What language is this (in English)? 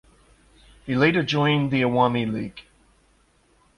English